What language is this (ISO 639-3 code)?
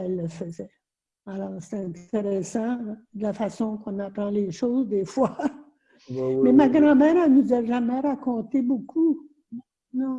fra